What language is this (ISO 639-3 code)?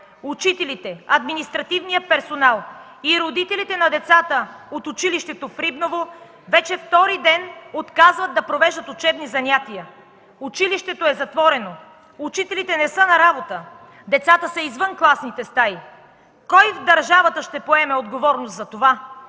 bul